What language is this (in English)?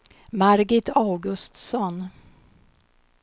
Swedish